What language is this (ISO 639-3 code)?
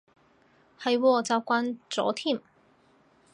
yue